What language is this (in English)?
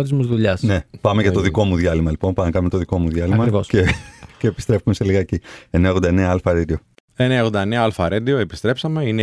Greek